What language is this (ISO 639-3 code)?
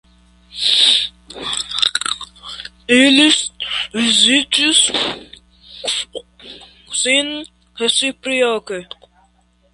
epo